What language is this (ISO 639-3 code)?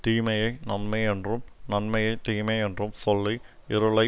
tam